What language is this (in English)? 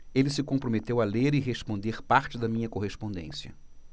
Portuguese